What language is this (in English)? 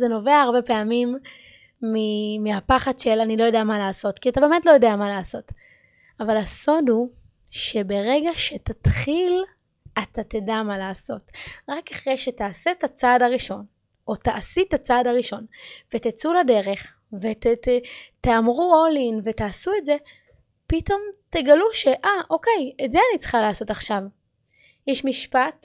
Hebrew